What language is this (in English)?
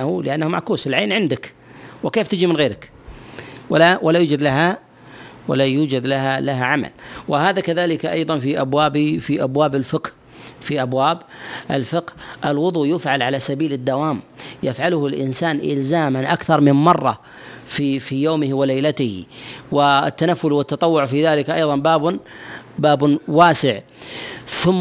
Arabic